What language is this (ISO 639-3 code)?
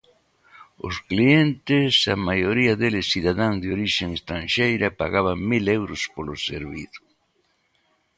glg